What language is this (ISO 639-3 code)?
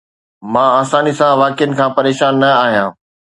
snd